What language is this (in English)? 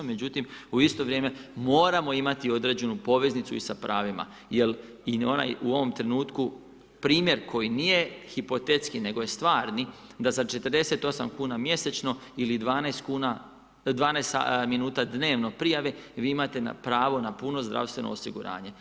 Croatian